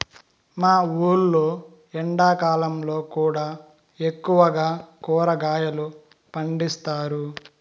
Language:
Telugu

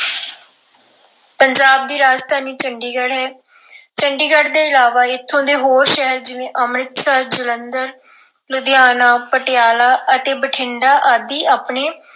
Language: Punjabi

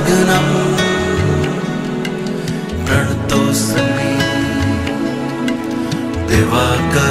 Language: Romanian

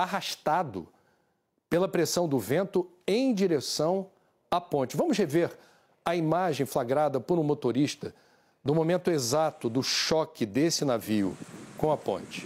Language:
Portuguese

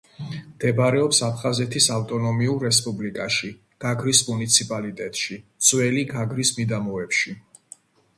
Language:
Georgian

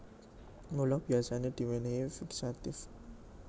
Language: Javanese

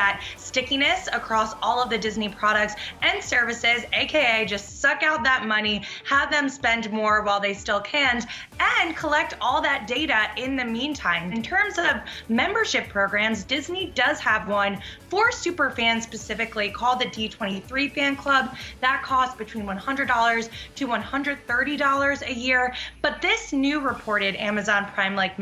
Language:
English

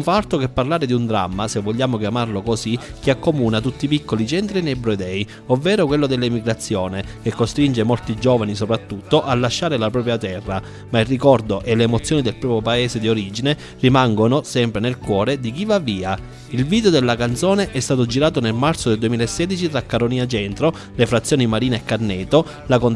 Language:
Italian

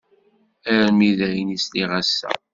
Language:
Kabyle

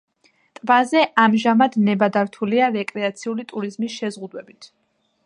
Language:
Georgian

